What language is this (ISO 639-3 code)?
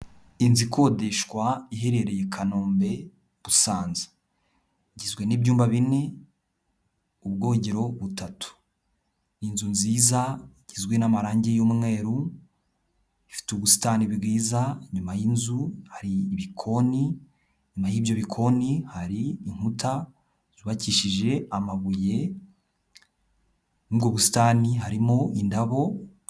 kin